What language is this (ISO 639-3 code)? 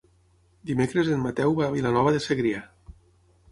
cat